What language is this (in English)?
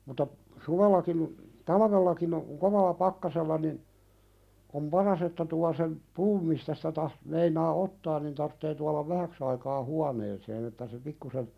Finnish